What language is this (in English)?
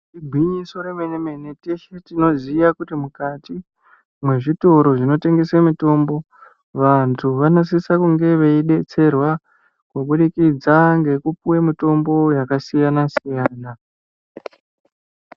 Ndau